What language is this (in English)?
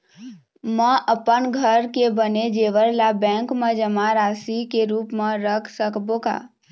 Chhattisgarhi